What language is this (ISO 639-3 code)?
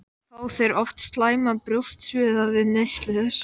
isl